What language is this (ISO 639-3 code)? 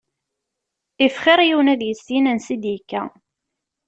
kab